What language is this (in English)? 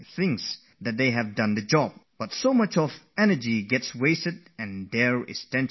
English